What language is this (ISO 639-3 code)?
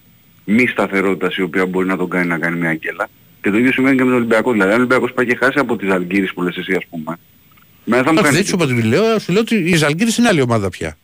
ell